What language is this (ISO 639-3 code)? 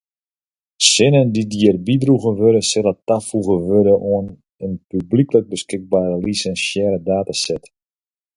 fry